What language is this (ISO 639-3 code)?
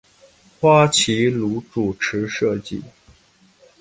zho